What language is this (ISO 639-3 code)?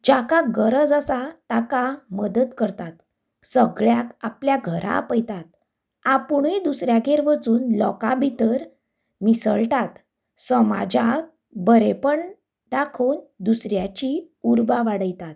kok